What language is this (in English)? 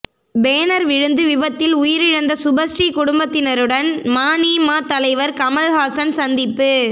Tamil